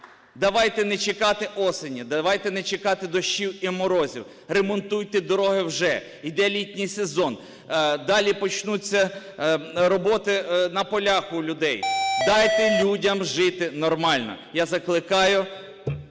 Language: Ukrainian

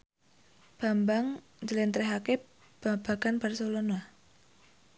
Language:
Javanese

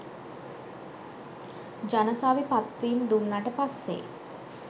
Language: Sinhala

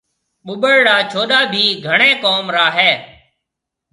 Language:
Marwari (Pakistan)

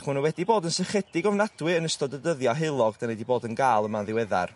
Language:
Welsh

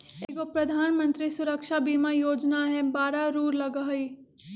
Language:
Magahi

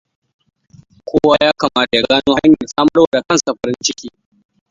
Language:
Hausa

